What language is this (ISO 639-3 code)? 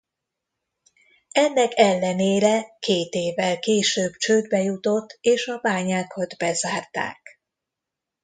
hun